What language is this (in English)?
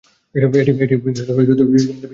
Bangla